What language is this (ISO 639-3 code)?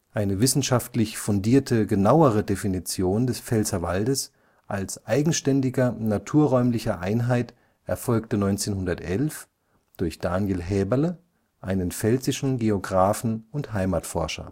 deu